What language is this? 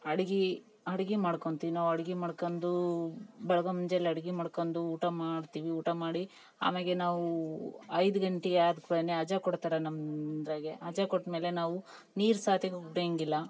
Kannada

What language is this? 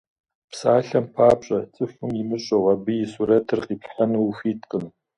Kabardian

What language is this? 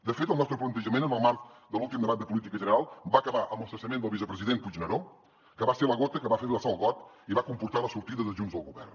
Catalan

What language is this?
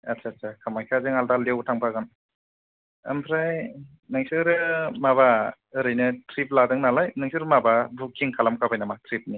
Bodo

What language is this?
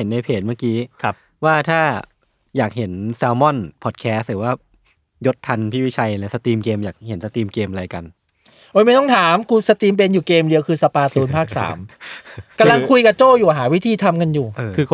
Thai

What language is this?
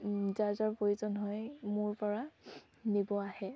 Assamese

